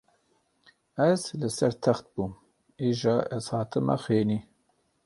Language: Kurdish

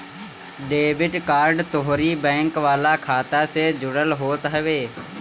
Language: Bhojpuri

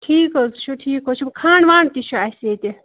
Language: Kashmiri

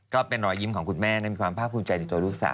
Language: Thai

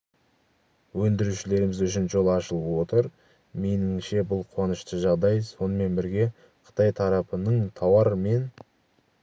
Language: Kazakh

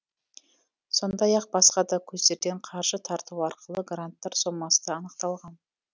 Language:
Kazakh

